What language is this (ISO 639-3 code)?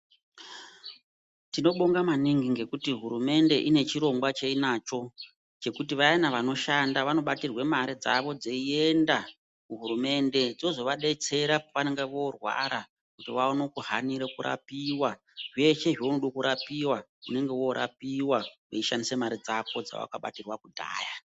ndc